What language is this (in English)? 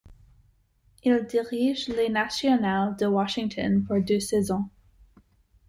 French